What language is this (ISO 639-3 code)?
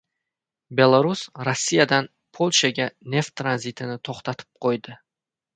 uzb